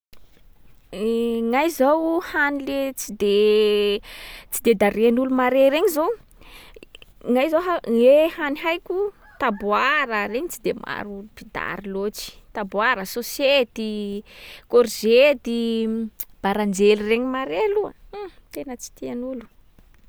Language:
Sakalava Malagasy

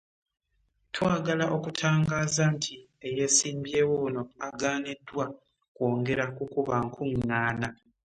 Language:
Ganda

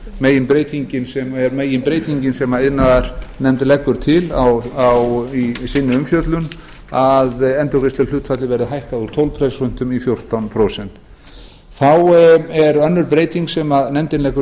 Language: Icelandic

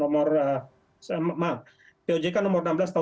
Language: Indonesian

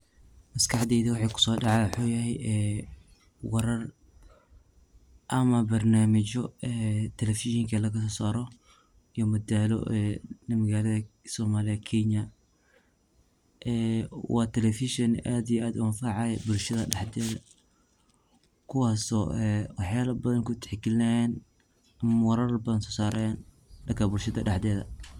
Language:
Somali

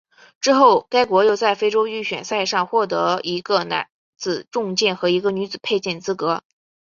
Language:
Chinese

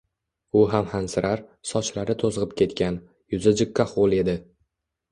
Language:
Uzbek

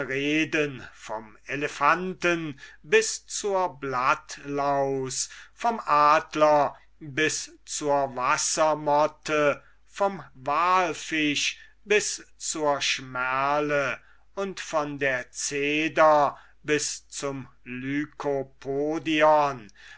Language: German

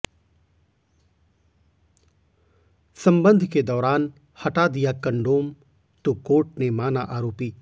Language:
Hindi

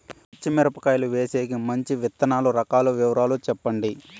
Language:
Telugu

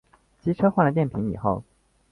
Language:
Chinese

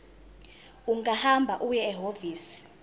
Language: Zulu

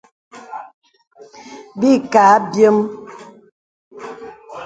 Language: Bebele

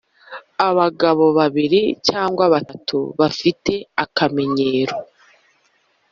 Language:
Kinyarwanda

